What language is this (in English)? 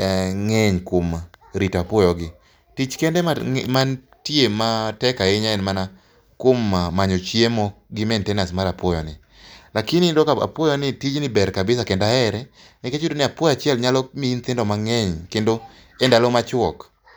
Luo (Kenya and Tanzania)